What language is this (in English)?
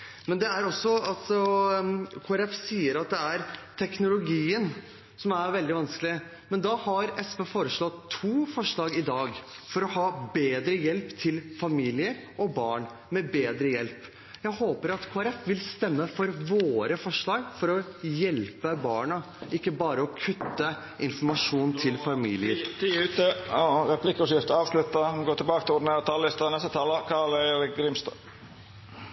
Norwegian